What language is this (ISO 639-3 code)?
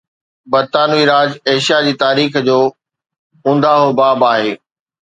snd